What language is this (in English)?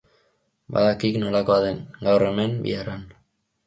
Basque